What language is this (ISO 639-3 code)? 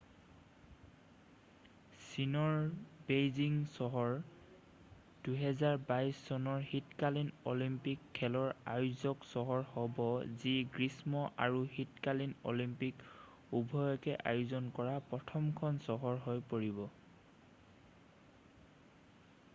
asm